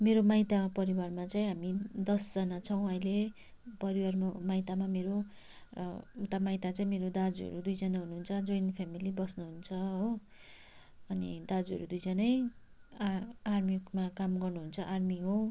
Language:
Nepali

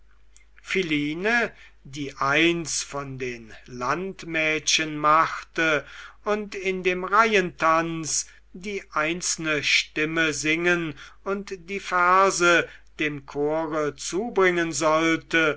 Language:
German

